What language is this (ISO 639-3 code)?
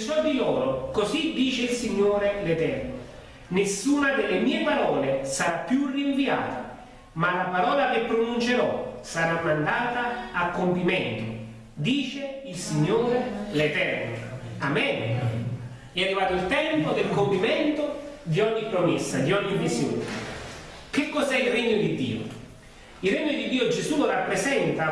ita